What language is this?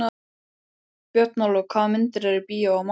Icelandic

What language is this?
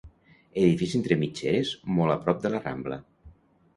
Catalan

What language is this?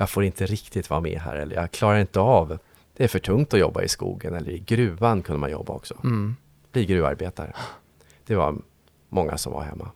Swedish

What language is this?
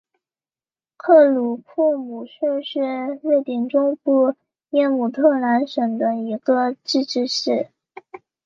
Chinese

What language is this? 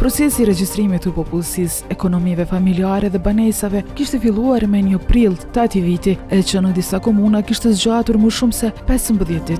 Romanian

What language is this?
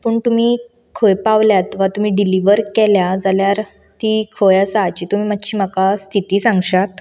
Konkani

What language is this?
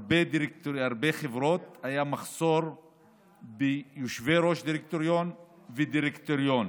Hebrew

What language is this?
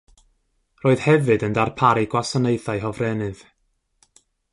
Welsh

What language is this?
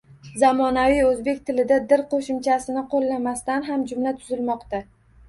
Uzbek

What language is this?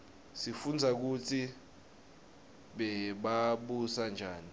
Swati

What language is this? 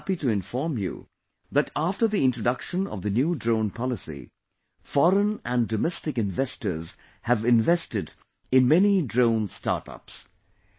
English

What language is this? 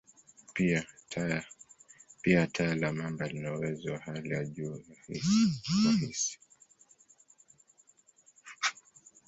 Swahili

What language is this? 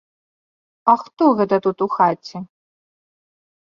Belarusian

